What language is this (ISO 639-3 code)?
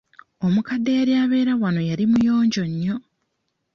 lug